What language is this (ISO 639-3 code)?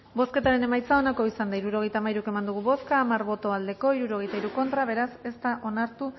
eus